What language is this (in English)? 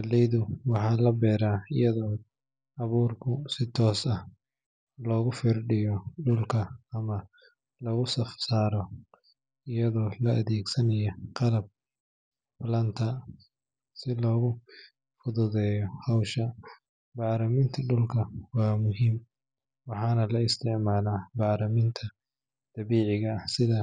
Somali